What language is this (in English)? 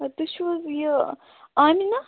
Kashmiri